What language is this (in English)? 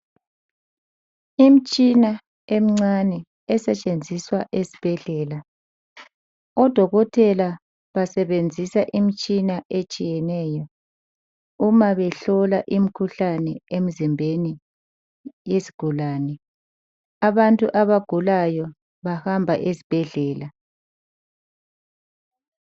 North Ndebele